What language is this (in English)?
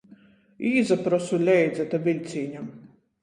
Latgalian